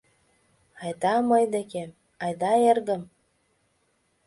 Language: Mari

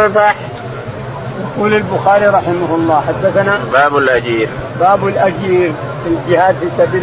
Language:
Arabic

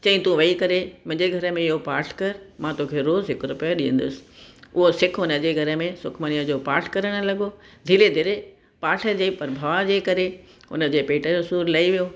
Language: Sindhi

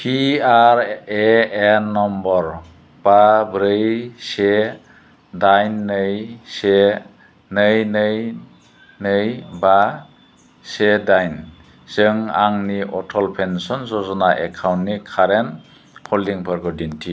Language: Bodo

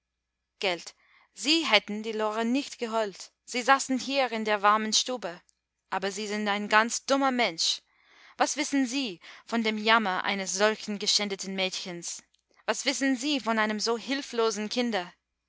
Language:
German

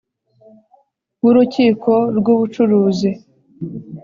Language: Kinyarwanda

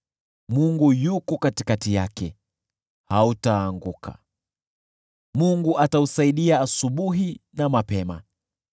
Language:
Swahili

